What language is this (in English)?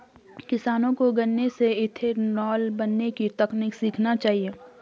Hindi